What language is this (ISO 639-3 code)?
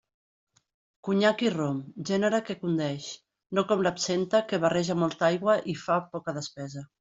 cat